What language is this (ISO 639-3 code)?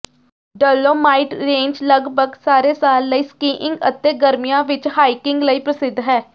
pan